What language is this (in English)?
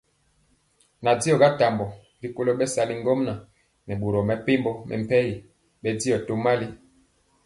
Mpiemo